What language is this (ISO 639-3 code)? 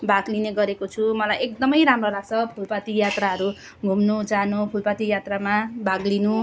nep